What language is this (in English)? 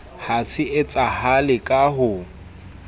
Southern Sotho